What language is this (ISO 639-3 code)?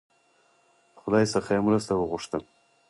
pus